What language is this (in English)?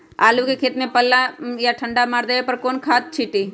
Magahi